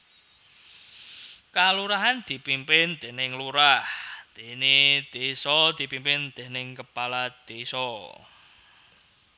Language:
Javanese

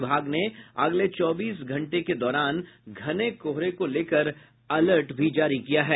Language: Hindi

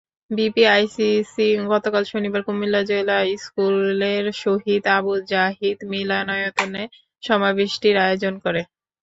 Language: Bangla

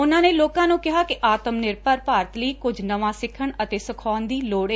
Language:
Punjabi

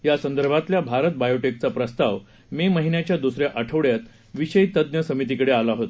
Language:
Marathi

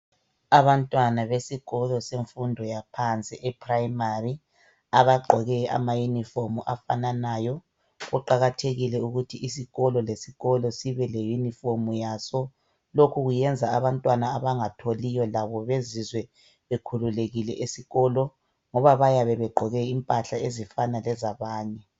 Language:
North Ndebele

